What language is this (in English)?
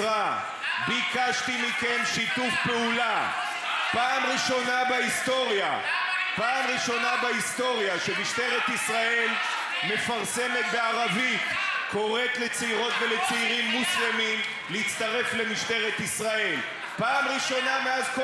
Hebrew